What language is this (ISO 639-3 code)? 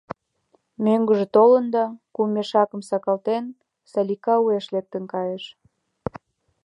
chm